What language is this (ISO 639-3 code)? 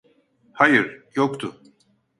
tur